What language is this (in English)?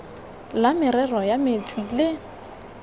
Tswana